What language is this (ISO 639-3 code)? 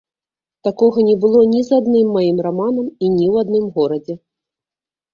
bel